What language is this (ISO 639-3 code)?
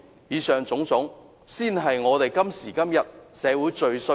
yue